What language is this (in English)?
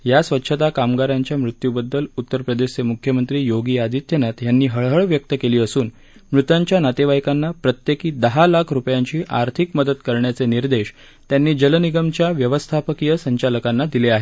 Marathi